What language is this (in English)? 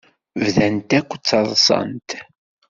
Kabyle